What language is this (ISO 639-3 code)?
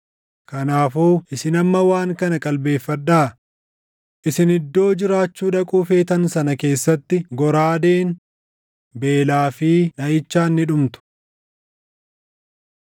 orm